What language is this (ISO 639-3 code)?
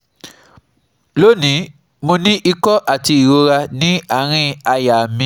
yor